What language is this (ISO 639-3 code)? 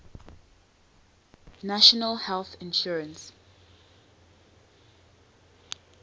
eng